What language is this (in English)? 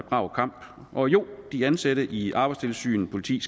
Danish